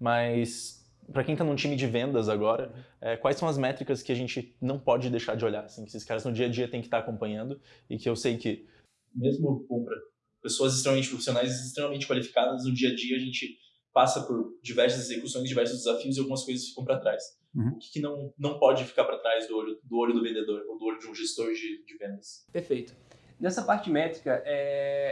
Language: Portuguese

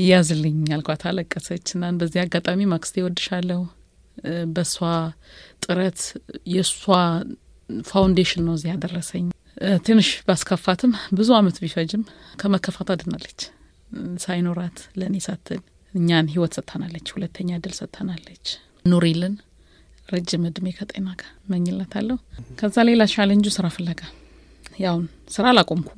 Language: Amharic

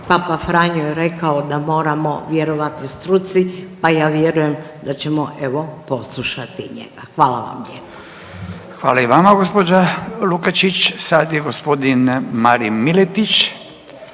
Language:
Croatian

